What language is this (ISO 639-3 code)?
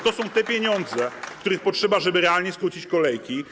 pol